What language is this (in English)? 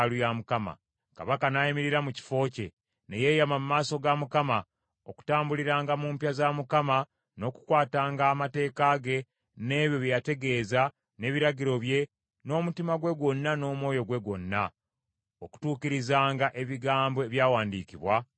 Ganda